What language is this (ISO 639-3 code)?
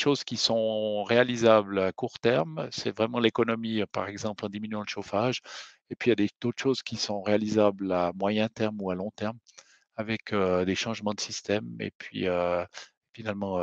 fra